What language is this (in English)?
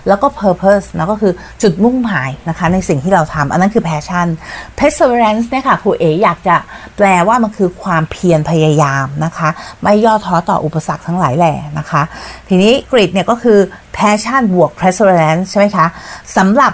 Thai